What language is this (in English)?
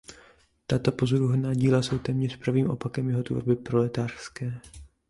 Czech